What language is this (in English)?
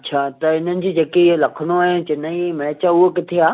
Sindhi